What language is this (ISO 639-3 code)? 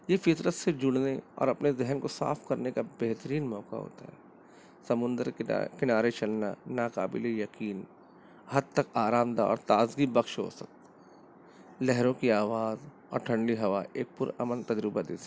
urd